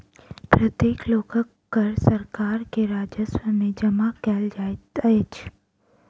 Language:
Maithili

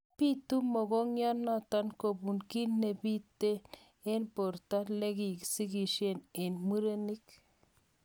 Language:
Kalenjin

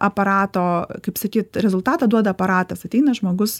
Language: Lithuanian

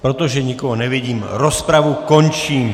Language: Czech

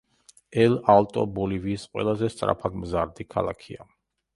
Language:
Georgian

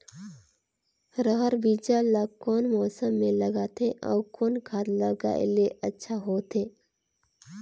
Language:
Chhattisgarhi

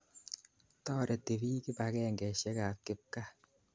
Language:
Kalenjin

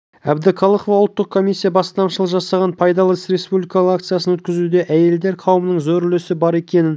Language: Kazakh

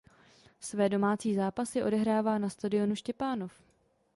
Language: Czech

